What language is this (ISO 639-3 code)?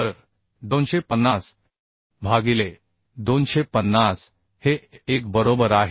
mar